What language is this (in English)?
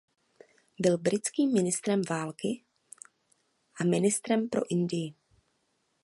Czech